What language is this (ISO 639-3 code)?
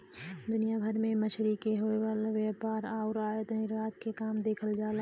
bho